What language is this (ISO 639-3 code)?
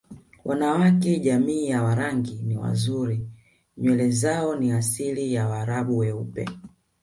swa